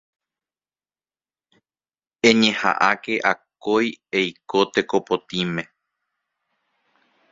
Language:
Guarani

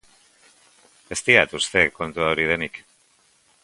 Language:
Basque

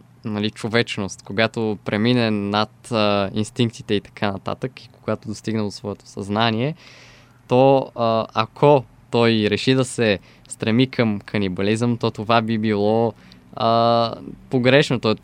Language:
Bulgarian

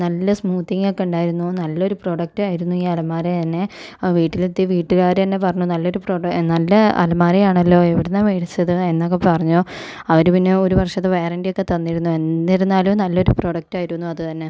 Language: Malayalam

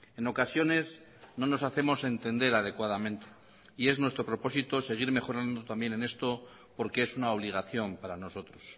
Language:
Spanish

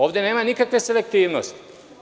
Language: Serbian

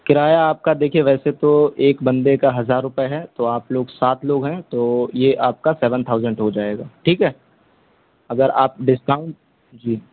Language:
Urdu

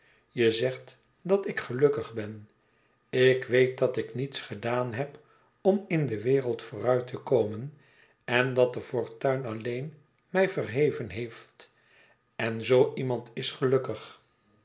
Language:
Dutch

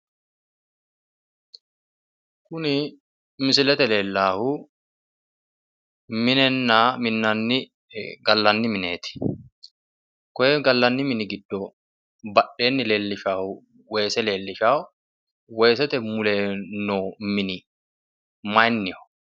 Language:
Sidamo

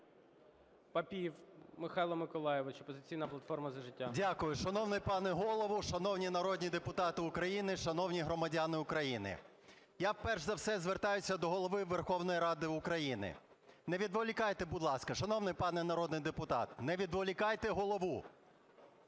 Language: Ukrainian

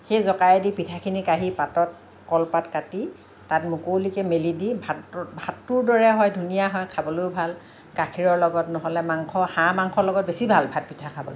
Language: Assamese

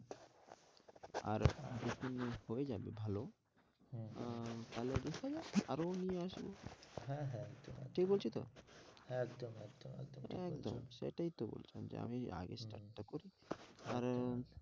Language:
Bangla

